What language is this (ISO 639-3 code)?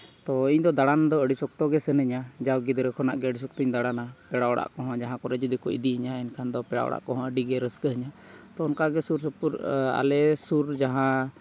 sat